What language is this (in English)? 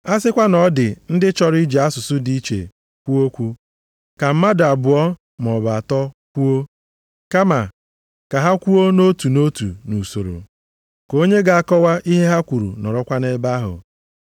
Igbo